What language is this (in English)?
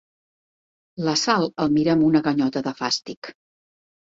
Catalan